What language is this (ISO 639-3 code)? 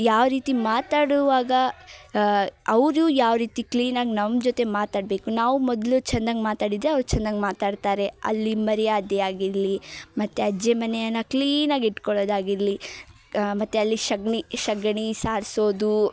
kan